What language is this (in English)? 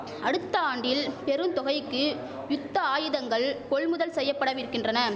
Tamil